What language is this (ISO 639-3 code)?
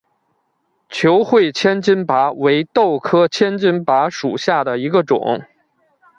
zho